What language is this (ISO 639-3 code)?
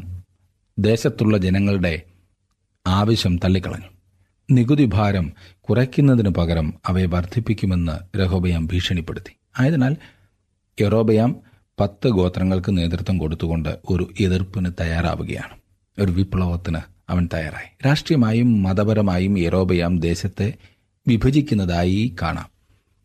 mal